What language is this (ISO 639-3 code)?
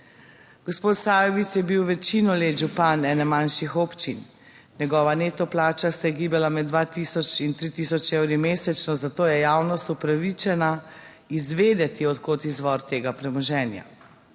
slv